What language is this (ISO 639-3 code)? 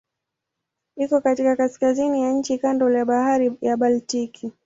swa